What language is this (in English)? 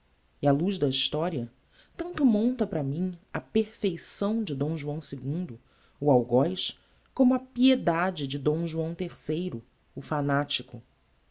Portuguese